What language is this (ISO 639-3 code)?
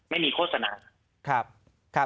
tha